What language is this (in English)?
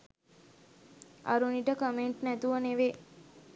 Sinhala